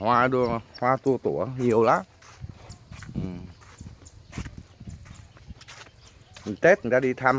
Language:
Vietnamese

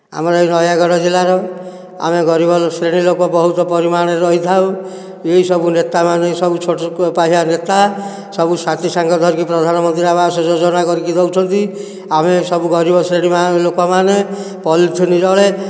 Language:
Odia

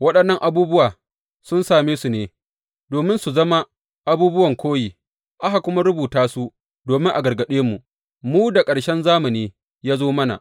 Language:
Hausa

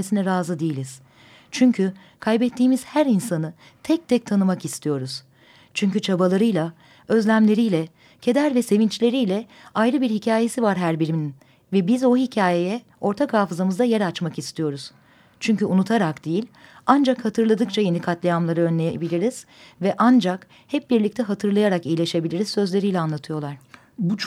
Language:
Turkish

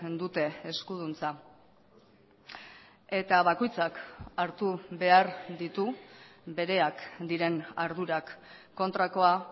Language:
Basque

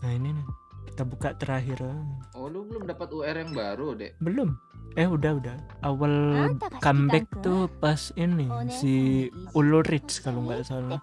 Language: Indonesian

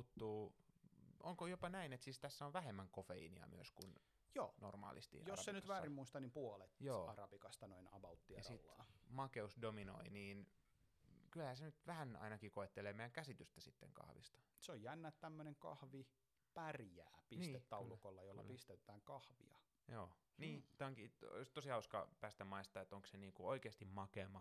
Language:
Finnish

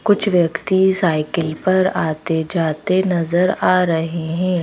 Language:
Hindi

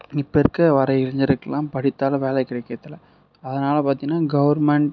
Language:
Tamil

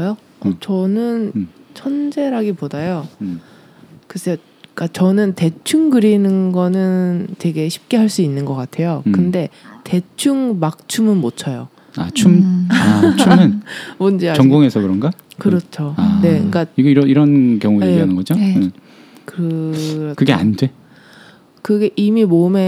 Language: Korean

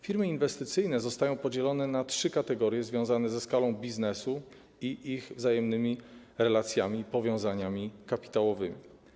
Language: Polish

